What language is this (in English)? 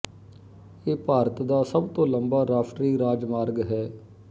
Punjabi